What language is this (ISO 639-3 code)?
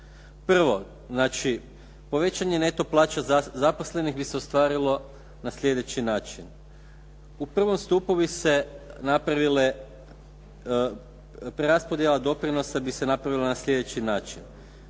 hrv